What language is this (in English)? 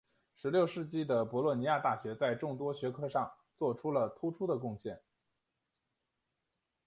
Chinese